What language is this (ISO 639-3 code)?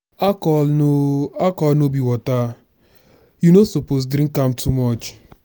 pcm